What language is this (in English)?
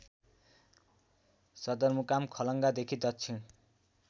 Nepali